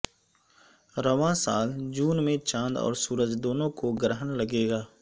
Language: Urdu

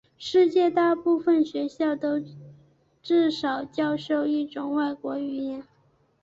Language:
Chinese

